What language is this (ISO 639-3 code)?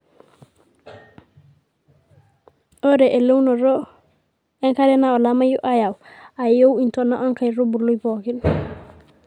mas